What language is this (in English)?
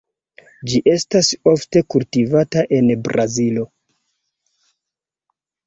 Esperanto